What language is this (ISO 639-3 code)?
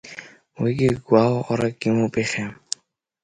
abk